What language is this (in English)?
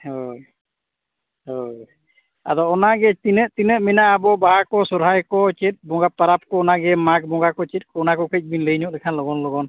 Santali